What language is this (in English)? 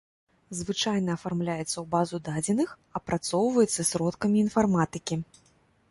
Belarusian